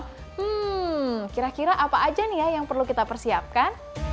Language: Indonesian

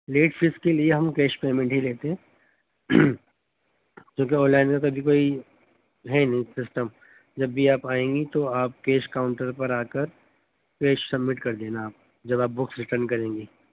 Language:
Urdu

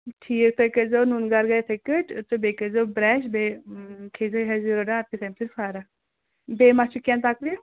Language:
Kashmiri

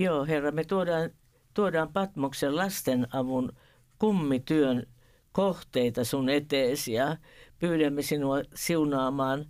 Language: Finnish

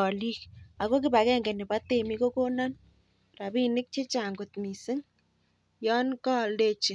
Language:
Kalenjin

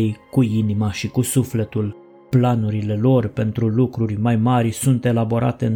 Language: Romanian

